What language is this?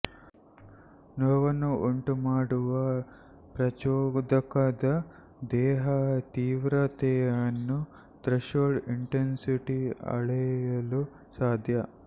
Kannada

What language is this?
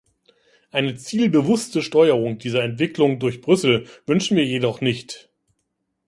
German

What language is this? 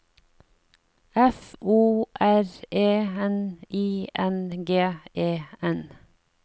Norwegian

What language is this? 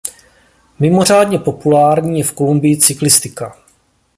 Czech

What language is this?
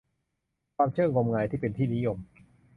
Thai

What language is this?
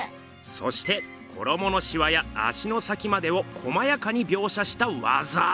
Japanese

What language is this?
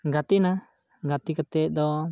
Santali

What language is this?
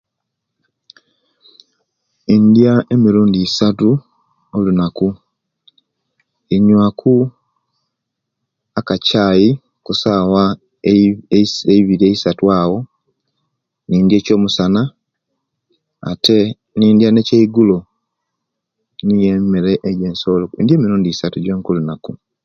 Kenyi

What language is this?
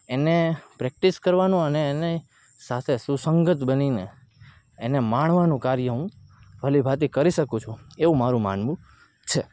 Gujarati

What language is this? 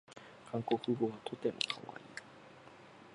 Japanese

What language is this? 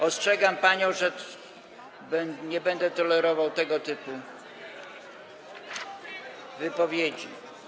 Polish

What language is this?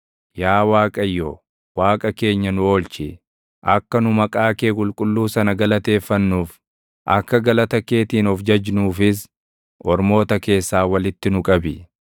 Oromo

